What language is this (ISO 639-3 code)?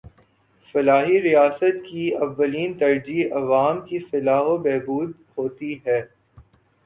urd